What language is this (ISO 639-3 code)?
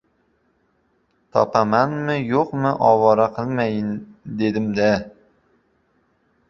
uzb